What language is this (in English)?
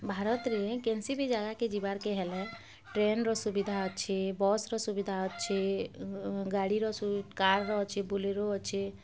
Odia